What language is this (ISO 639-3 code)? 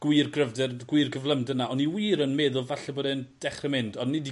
cym